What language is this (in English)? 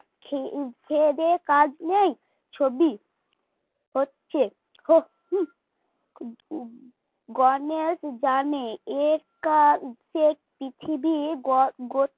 Bangla